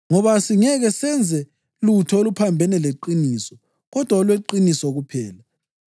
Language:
North Ndebele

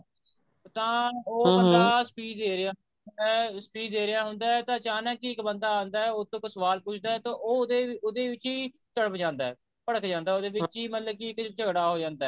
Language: Punjabi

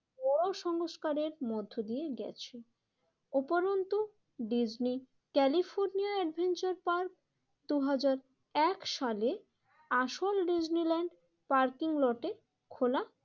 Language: Bangla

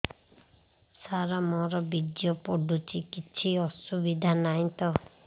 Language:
Odia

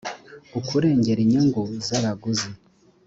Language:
Kinyarwanda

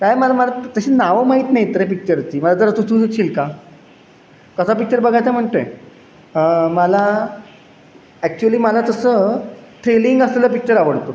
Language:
Marathi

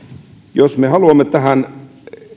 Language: Finnish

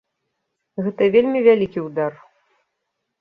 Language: Belarusian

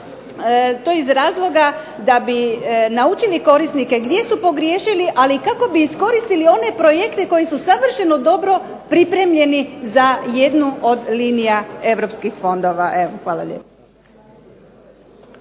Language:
Croatian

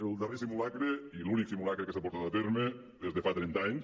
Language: Catalan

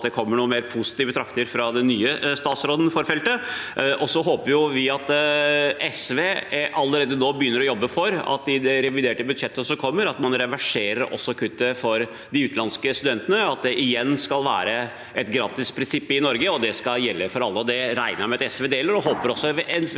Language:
Norwegian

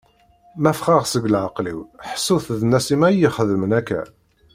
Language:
Kabyle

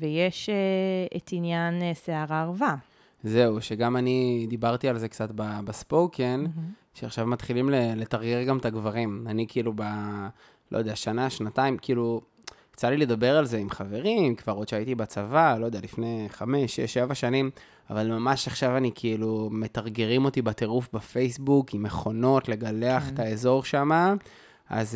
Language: Hebrew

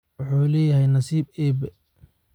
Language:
Somali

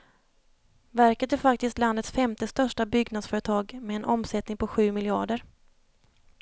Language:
Swedish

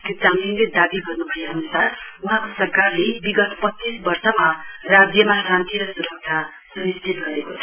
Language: Nepali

